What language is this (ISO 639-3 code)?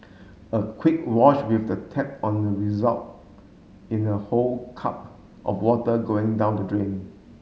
eng